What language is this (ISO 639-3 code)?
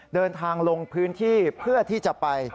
tha